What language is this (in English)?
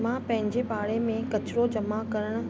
Sindhi